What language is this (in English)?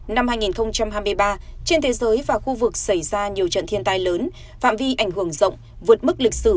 Vietnamese